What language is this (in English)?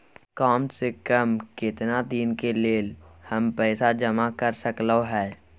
Maithili